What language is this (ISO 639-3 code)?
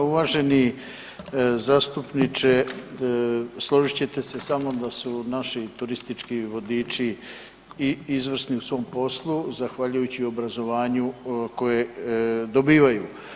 hrv